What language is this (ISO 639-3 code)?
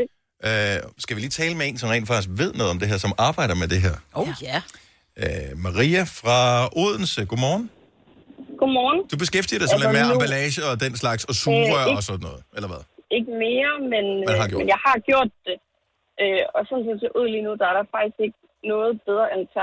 dan